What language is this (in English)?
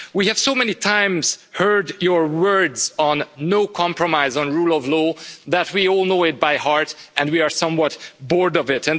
English